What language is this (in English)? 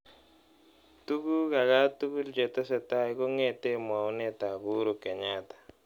Kalenjin